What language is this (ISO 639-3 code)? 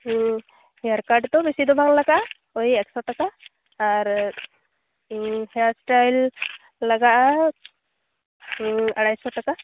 sat